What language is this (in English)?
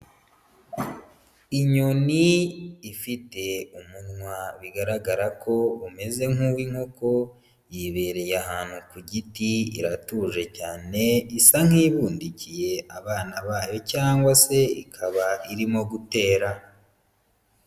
Kinyarwanda